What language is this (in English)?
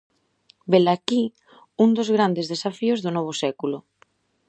Galician